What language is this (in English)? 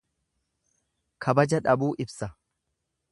Oromo